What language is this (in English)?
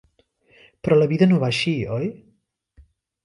Catalan